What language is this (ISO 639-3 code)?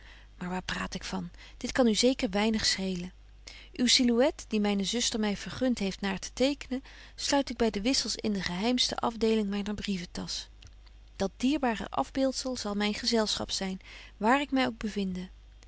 nld